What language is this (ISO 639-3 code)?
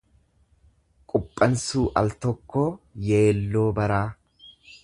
orm